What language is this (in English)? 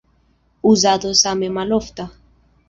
Esperanto